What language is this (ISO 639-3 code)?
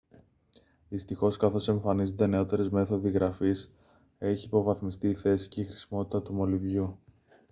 ell